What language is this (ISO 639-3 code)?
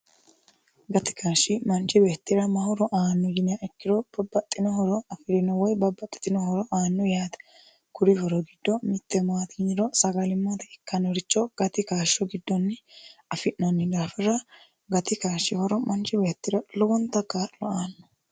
sid